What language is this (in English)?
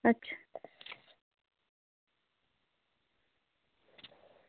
Dogri